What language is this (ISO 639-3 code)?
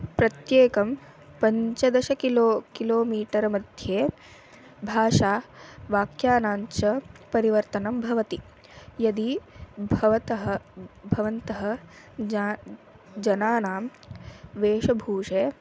san